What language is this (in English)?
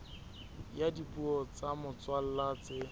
Southern Sotho